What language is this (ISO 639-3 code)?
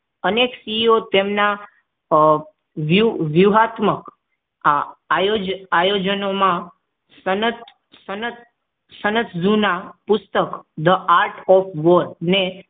guj